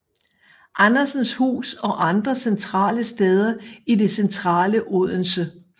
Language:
Danish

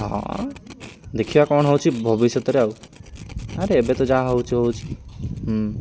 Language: Odia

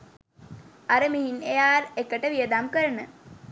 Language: Sinhala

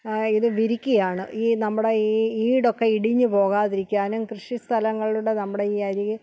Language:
Malayalam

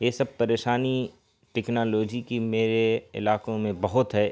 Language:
Urdu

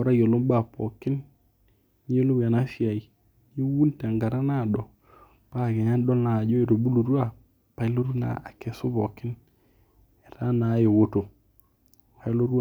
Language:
Masai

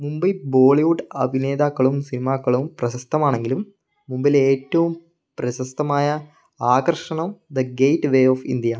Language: Malayalam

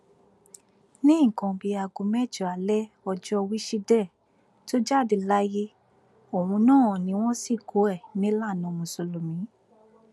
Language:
Yoruba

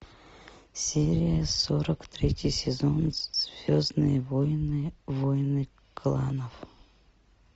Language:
Russian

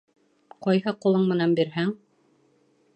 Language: Bashkir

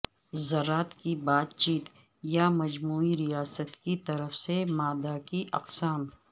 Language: Urdu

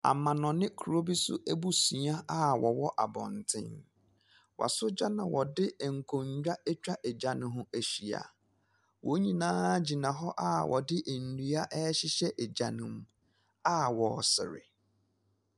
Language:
Akan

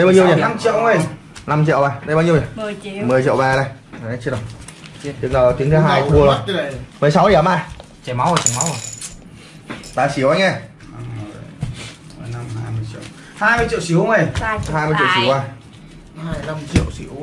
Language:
Vietnamese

